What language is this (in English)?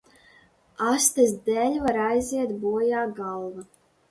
Latvian